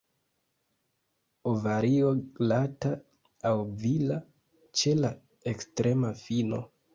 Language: Esperanto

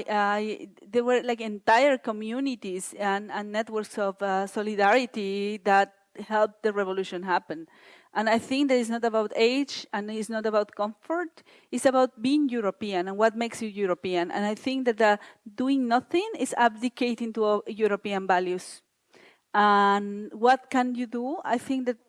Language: English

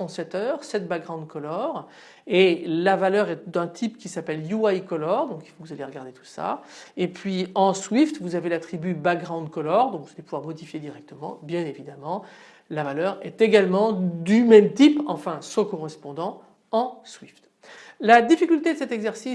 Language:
French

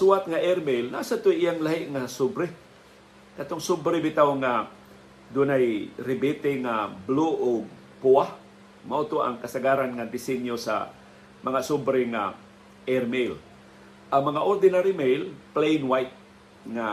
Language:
Filipino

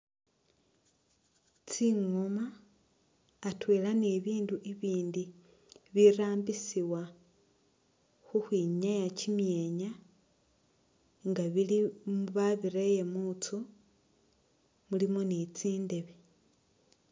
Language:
Masaaba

